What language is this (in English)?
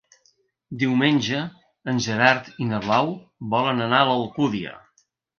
Catalan